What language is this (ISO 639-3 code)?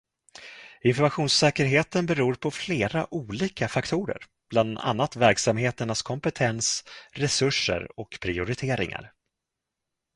swe